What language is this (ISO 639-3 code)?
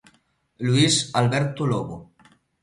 glg